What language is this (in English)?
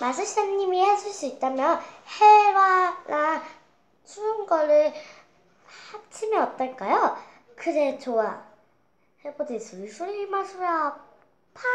Korean